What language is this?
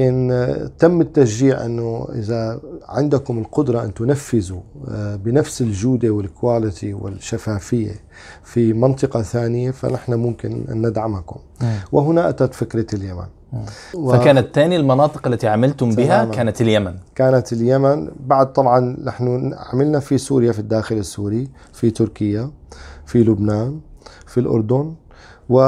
Arabic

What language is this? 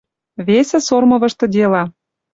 Western Mari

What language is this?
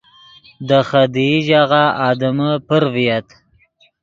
Yidgha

